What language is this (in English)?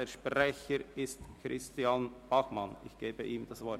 Swiss German